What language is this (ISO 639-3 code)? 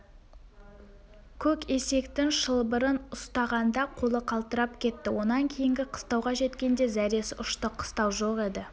kaz